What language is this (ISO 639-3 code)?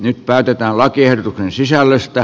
fin